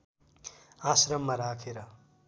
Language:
Nepali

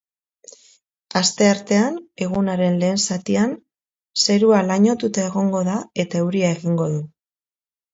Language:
Basque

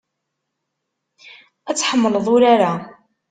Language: Kabyle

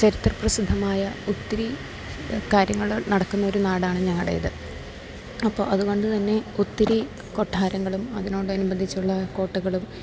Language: Malayalam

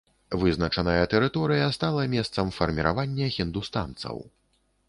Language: Belarusian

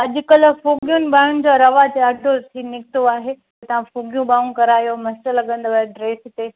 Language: Sindhi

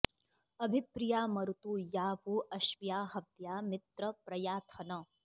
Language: Sanskrit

